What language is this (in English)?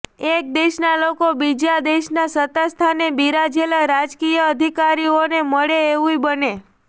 Gujarati